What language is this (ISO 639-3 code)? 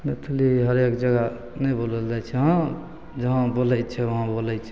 mai